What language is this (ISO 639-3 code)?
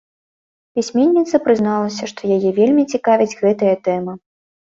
bel